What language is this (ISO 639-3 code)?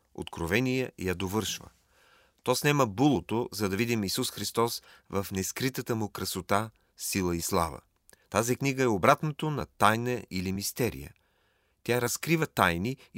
bul